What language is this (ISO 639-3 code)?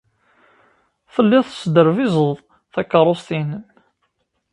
kab